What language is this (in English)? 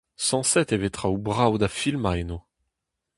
Breton